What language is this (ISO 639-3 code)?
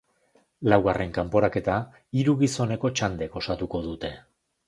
eus